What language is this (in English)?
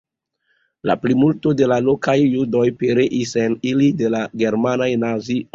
Esperanto